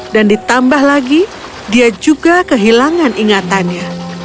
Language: Indonesian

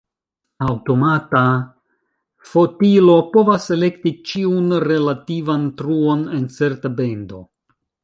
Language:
Esperanto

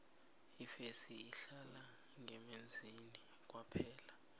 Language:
South Ndebele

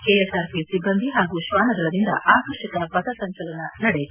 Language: Kannada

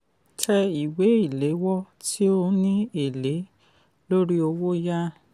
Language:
Yoruba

